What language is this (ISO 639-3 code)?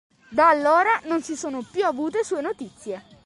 ita